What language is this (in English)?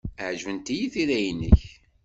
Kabyle